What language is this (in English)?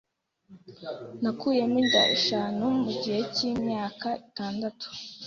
Kinyarwanda